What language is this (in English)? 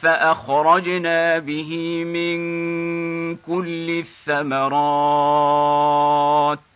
Arabic